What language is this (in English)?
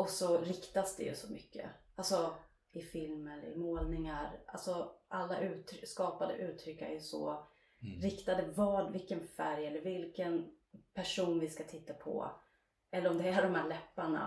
Swedish